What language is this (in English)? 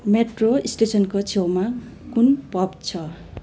Nepali